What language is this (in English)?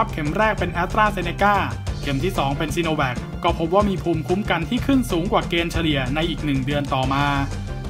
Thai